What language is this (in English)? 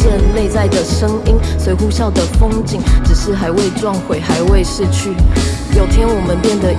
Chinese